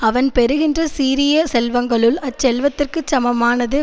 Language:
Tamil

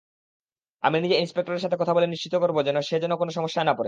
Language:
Bangla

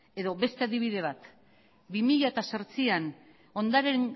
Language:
Basque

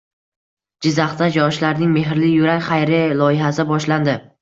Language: Uzbek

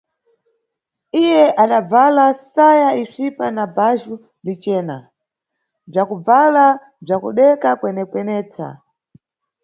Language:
Nyungwe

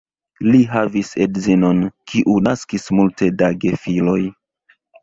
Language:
Esperanto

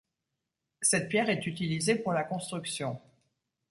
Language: French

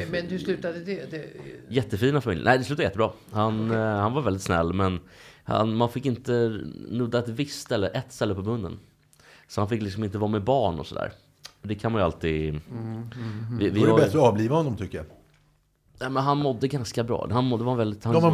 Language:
Swedish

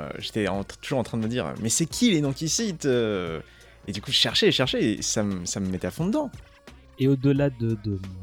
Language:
French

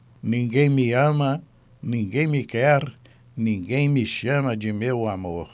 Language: Portuguese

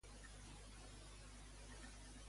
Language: Catalan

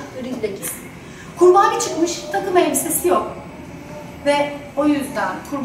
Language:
Turkish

